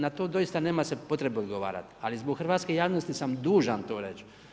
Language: Croatian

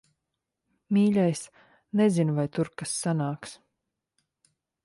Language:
Latvian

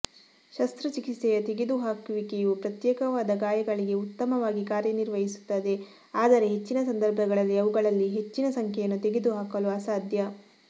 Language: Kannada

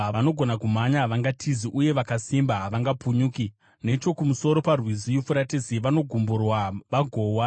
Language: Shona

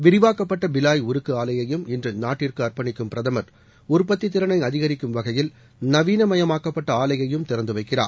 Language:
Tamil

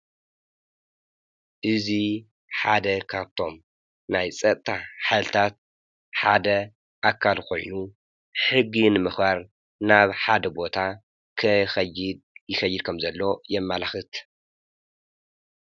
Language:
Tigrinya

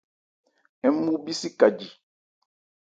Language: Ebrié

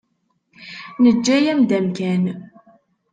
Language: Kabyle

